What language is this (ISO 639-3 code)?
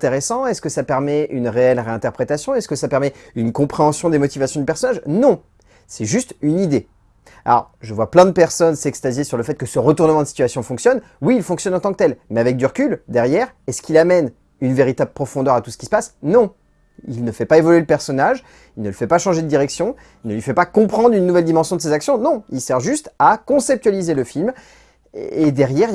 fra